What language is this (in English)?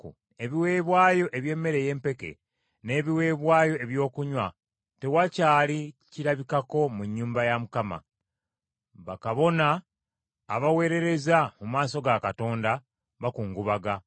Ganda